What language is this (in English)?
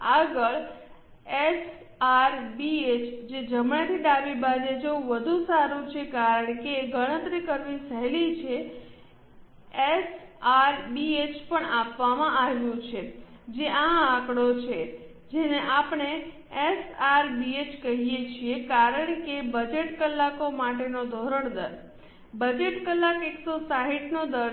Gujarati